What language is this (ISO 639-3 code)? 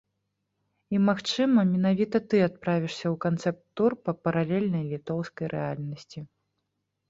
bel